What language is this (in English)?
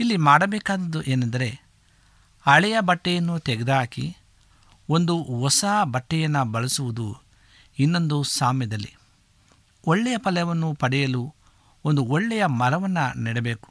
Kannada